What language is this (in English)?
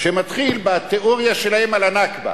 Hebrew